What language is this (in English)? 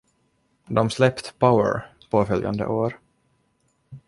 Swedish